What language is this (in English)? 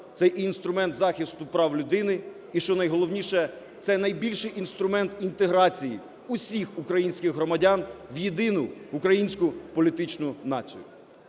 Ukrainian